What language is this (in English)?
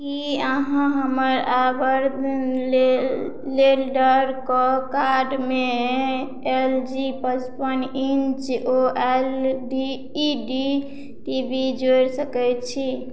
Maithili